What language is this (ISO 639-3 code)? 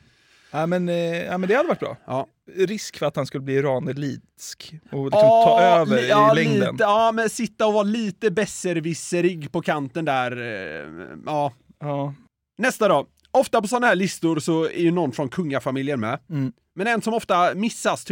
swe